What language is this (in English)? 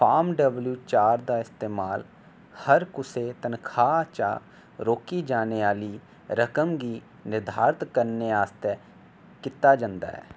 Dogri